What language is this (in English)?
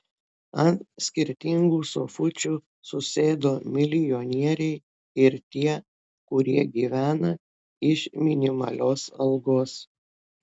Lithuanian